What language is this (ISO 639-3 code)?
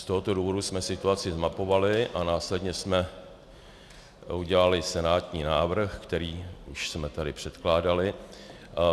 ces